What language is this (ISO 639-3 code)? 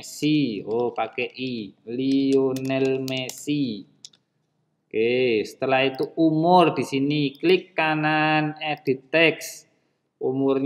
ind